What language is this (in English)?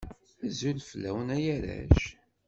Kabyle